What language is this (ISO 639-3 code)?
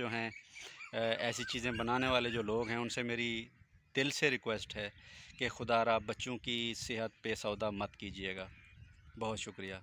hin